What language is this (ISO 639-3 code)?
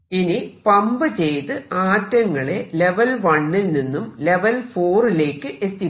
mal